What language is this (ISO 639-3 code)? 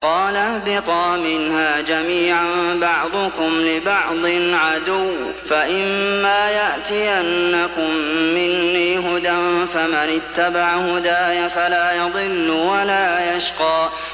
ara